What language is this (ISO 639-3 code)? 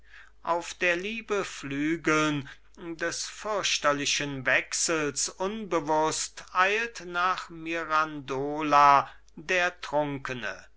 deu